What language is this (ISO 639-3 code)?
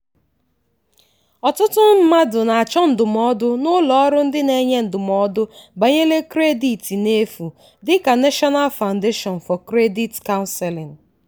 ibo